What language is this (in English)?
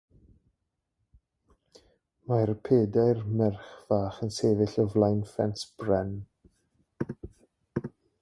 Welsh